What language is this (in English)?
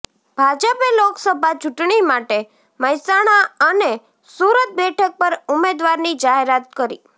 Gujarati